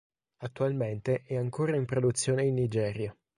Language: Italian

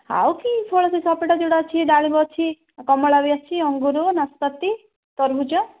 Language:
Odia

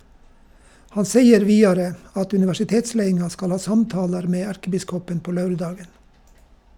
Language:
Norwegian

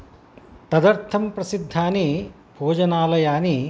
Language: Sanskrit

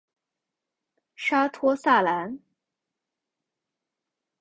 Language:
Chinese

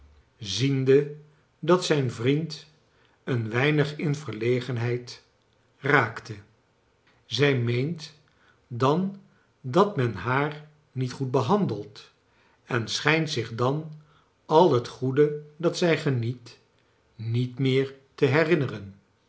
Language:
Dutch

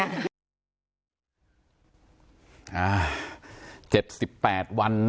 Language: Thai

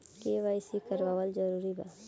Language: Bhojpuri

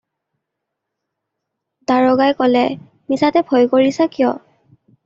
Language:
Assamese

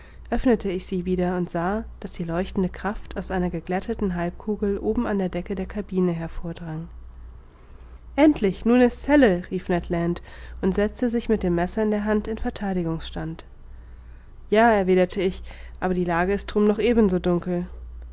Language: German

